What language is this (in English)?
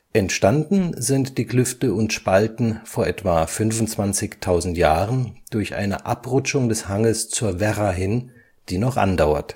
German